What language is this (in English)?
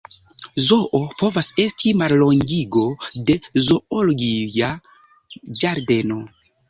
Esperanto